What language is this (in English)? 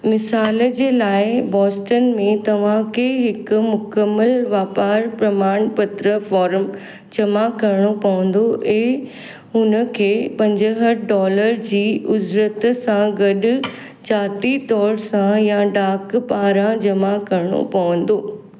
Sindhi